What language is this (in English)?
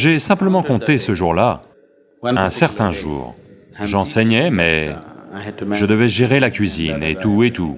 French